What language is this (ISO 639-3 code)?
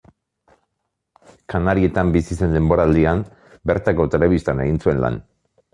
eus